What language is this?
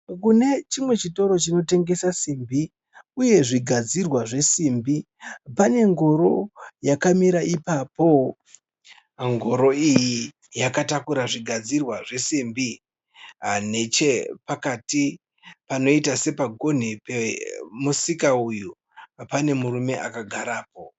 Shona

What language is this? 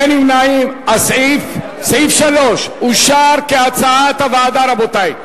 Hebrew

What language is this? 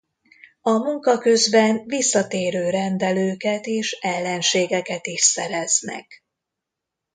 Hungarian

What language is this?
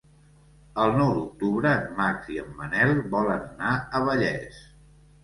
Catalan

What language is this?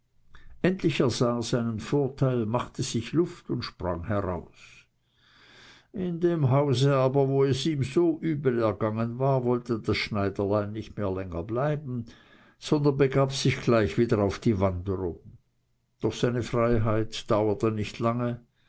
German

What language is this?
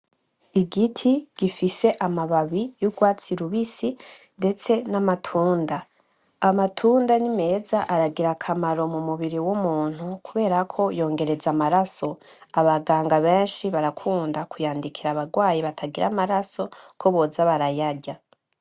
Rundi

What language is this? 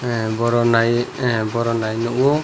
Kok Borok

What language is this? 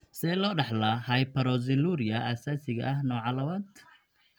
Somali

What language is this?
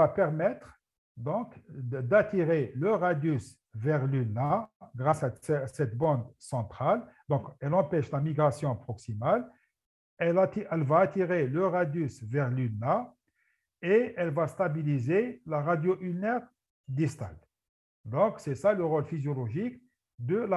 French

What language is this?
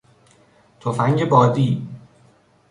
Persian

